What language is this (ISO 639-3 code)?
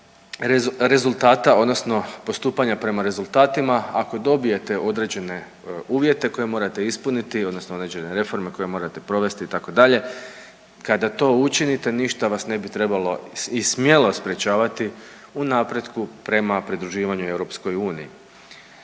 hrv